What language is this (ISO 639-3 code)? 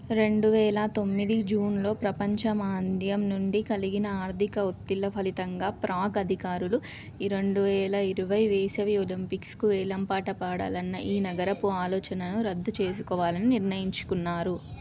tel